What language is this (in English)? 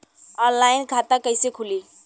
Bhojpuri